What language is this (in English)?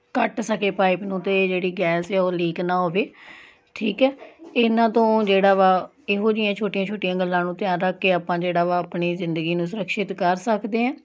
Punjabi